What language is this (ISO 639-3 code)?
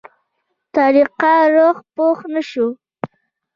pus